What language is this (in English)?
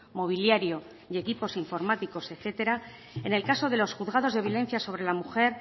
Spanish